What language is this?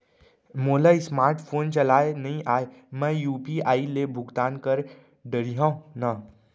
Chhattisgarhi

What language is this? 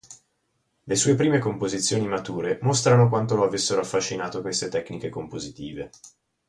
Italian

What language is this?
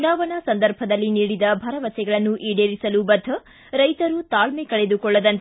Kannada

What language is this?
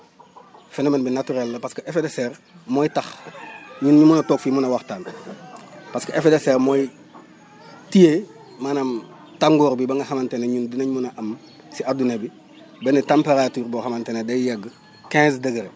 Wolof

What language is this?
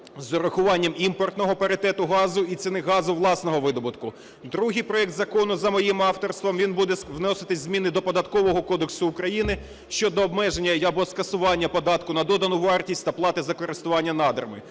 Ukrainian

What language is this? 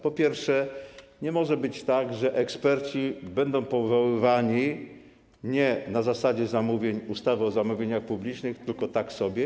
Polish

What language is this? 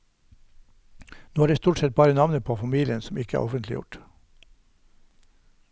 Norwegian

